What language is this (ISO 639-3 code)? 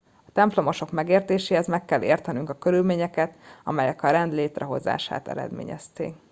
hun